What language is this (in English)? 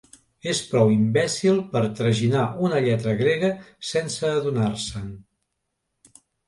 Catalan